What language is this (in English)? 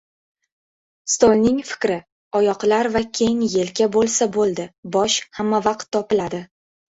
Uzbek